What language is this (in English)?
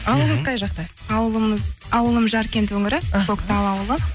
Kazakh